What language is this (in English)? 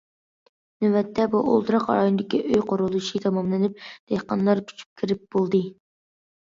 Uyghur